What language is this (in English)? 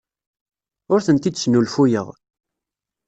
Kabyle